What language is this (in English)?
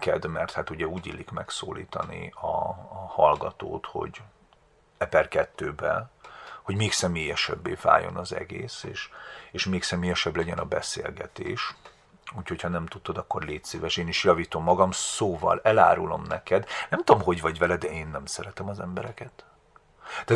Hungarian